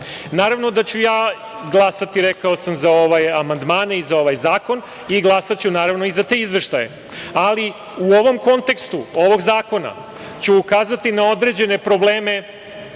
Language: Serbian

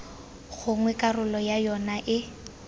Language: Tswana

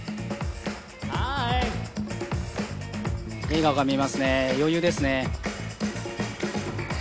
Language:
Japanese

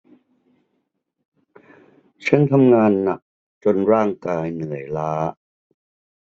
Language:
Thai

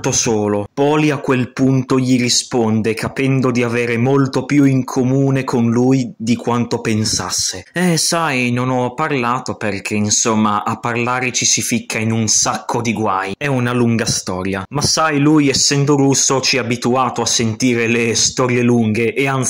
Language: Italian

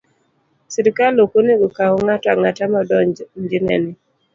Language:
Luo (Kenya and Tanzania)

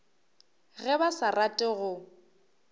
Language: Northern Sotho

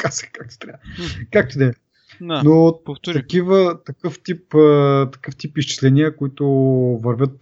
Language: Bulgarian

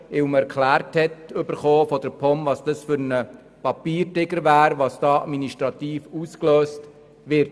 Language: Swiss German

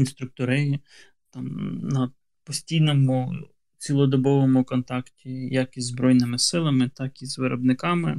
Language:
Ukrainian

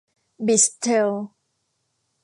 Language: Thai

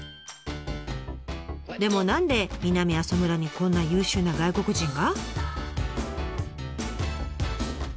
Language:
Japanese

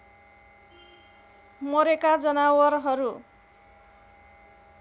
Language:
Nepali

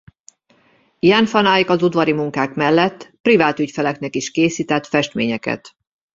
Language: Hungarian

